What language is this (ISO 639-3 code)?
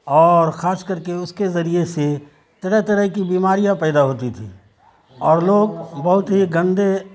urd